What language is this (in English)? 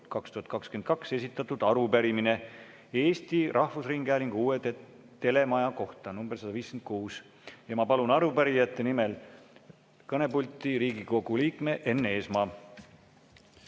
Estonian